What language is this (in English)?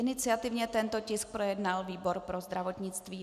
Czech